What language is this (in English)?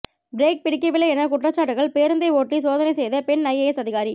Tamil